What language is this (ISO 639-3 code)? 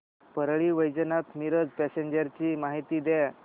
mar